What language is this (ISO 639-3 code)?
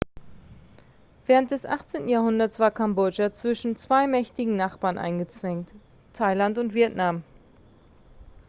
deu